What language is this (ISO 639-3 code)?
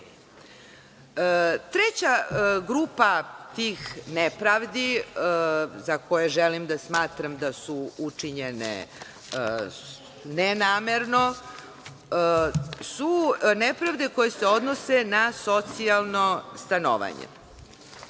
srp